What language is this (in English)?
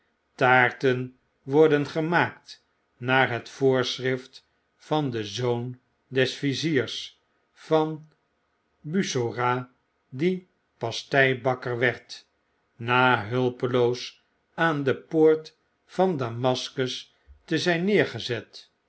Dutch